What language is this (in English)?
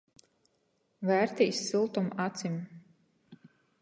Latgalian